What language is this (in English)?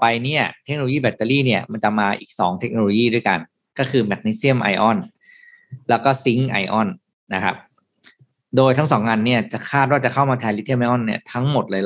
Thai